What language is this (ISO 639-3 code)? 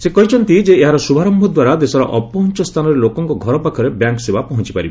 ori